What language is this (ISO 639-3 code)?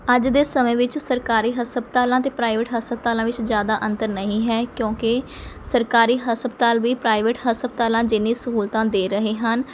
pan